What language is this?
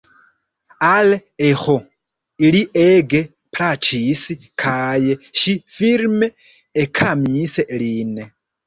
Esperanto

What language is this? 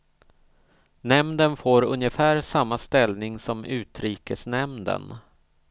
Swedish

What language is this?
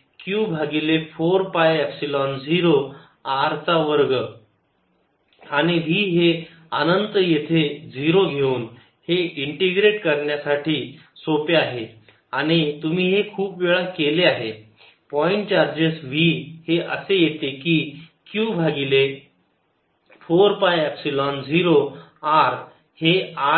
Marathi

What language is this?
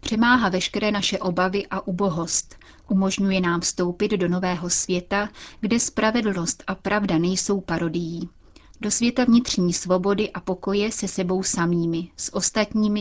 Czech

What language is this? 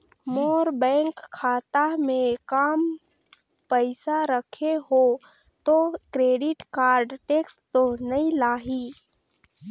Chhattisgarhi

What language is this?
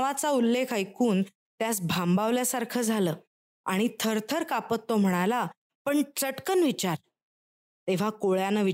Marathi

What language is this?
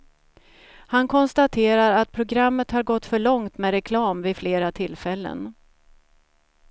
Swedish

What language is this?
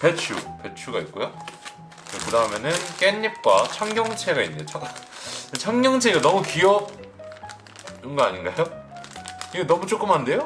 Korean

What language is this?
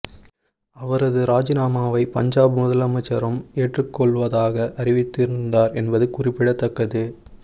Tamil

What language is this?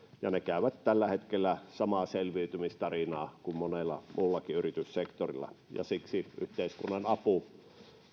Finnish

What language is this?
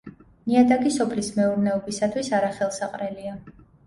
Georgian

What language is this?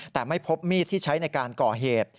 Thai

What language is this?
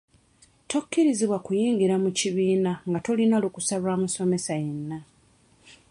Ganda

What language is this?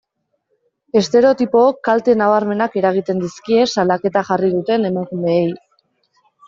Basque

